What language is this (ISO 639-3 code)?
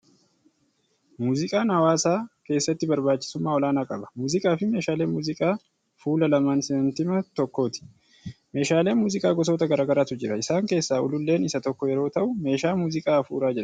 orm